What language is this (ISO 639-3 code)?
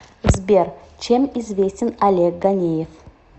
rus